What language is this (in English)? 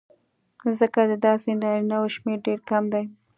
Pashto